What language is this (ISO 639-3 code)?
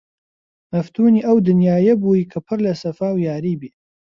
ckb